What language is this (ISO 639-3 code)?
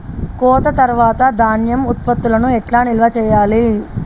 tel